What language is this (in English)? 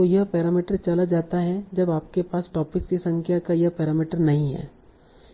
Hindi